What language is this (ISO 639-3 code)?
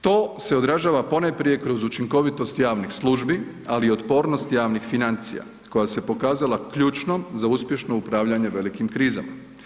hrv